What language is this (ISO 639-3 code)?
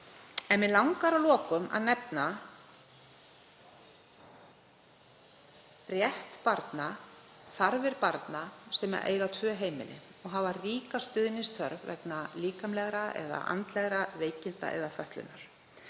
isl